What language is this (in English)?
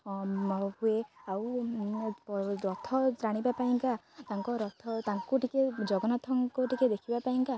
Odia